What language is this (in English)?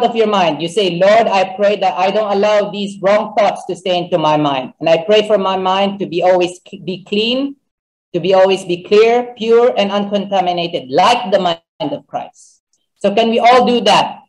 English